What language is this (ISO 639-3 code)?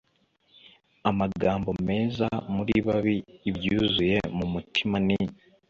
kin